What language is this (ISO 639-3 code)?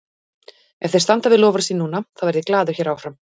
isl